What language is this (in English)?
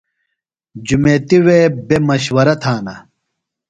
Phalura